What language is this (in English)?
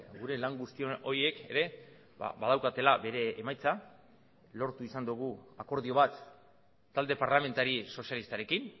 Basque